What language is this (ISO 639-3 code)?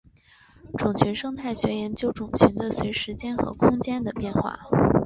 zho